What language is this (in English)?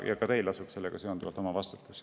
Estonian